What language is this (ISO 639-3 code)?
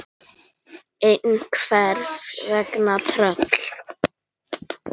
isl